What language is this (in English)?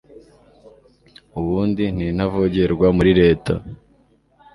Kinyarwanda